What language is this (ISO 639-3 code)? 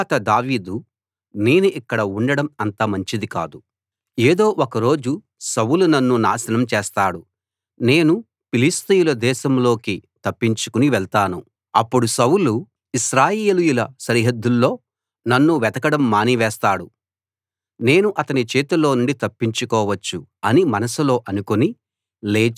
tel